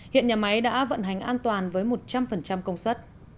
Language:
Vietnamese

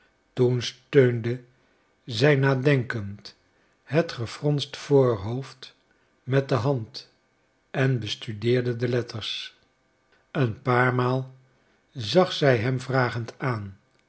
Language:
Dutch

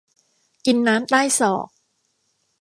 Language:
Thai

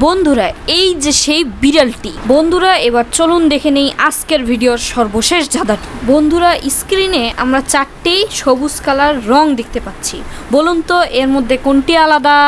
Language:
Turkish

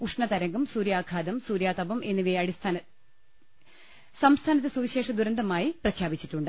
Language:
Malayalam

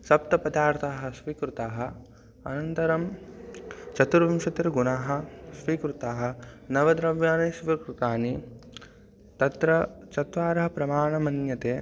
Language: Sanskrit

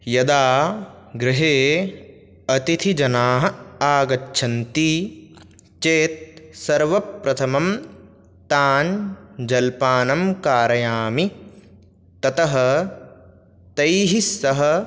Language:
Sanskrit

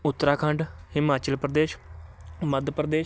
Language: Punjabi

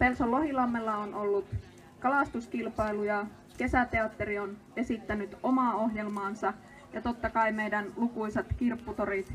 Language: Finnish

